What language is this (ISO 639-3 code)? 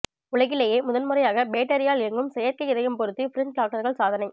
tam